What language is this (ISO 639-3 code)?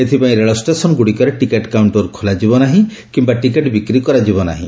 ori